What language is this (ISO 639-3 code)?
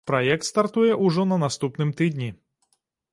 bel